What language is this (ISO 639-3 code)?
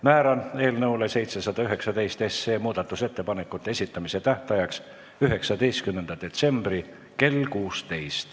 est